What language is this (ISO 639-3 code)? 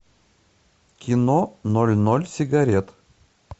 rus